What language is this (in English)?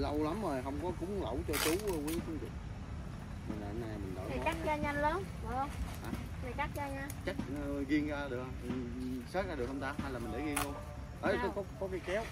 Vietnamese